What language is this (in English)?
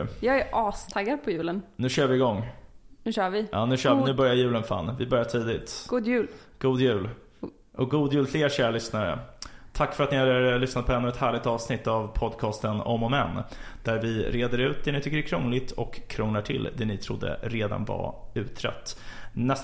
Swedish